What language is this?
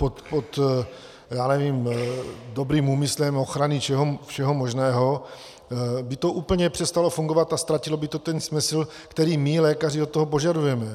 Czech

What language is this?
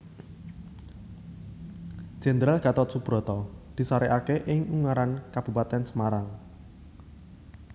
Javanese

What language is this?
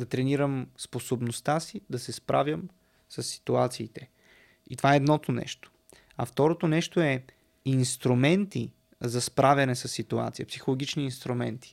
Bulgarian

